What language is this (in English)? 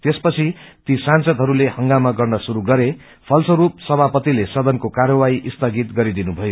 Nepali